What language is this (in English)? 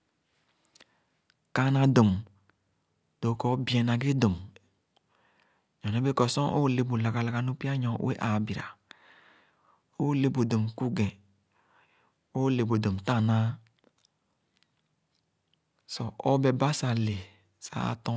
Khana